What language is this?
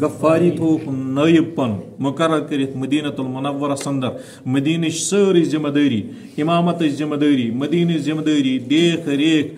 Turkish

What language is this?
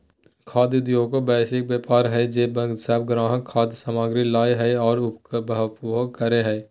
Magahi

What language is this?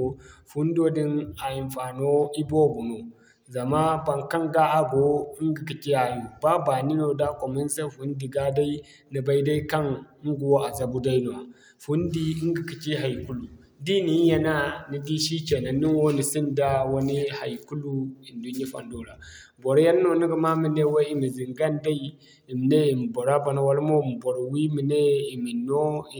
Zarma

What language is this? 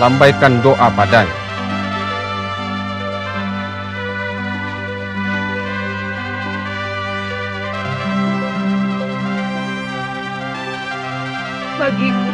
Indonesian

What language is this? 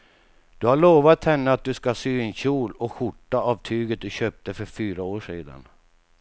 Swedish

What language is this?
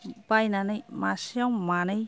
Bodo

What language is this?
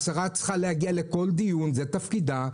Hebrew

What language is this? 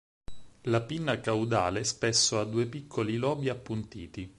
Italian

